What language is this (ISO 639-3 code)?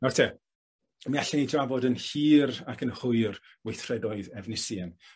cym